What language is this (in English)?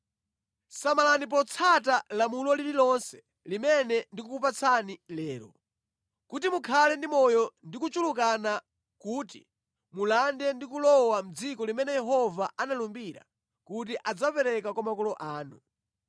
Nyanja